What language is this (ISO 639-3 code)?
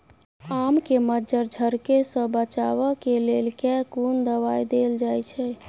mai